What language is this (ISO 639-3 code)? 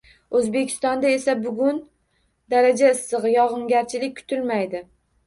uzb